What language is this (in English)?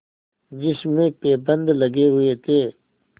Hindi